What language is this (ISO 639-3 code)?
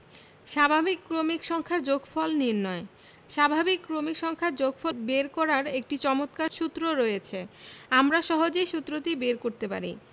ben